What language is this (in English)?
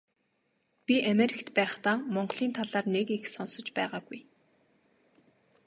Mongolian